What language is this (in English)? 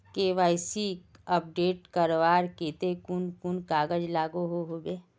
Magahi